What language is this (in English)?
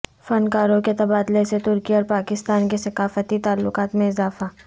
Urdu